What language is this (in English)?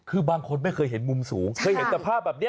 Thai